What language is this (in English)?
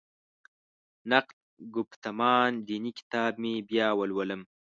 Pashto